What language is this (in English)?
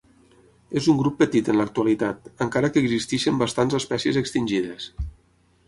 Catalan